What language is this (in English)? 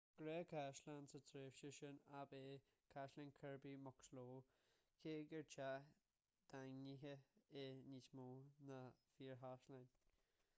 Irish